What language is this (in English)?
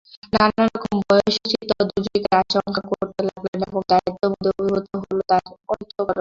Bangla